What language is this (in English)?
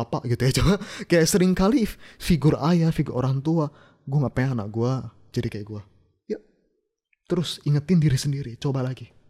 Indonesian